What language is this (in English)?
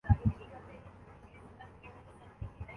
Urdu